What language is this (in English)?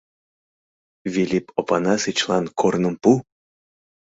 Mari